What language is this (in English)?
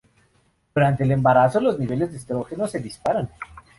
Spanish